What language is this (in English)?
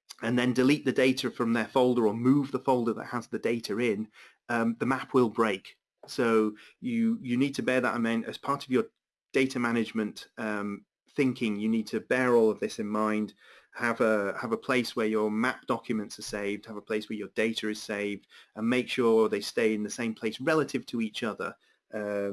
English